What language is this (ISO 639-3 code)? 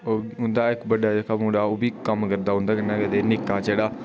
doi